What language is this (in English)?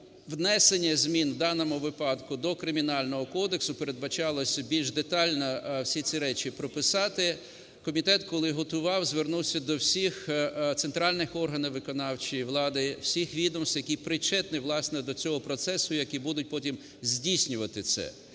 Ukrainian